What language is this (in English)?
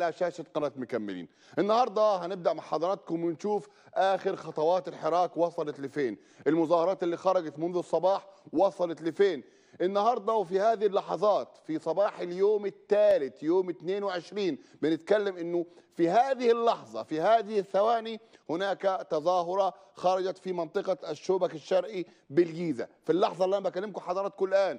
Arabic